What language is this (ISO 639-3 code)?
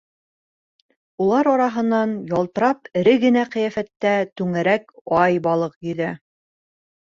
bak